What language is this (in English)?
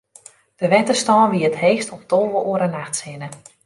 Western Frisian